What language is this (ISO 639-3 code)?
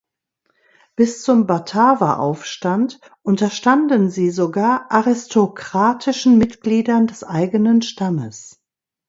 deu